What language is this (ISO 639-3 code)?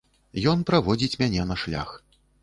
bel